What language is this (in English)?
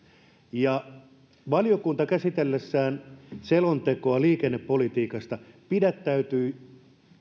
Finnish